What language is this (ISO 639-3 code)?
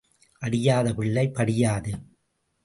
tam